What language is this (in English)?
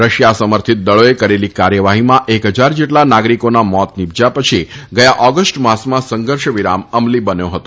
Gujarati